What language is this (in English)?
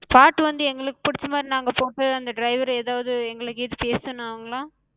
Tamil